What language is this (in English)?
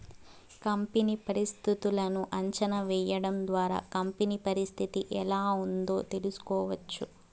Telugu